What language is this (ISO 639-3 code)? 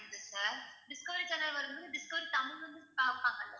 tam